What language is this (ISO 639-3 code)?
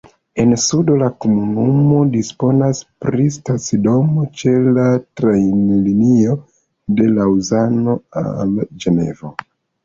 epo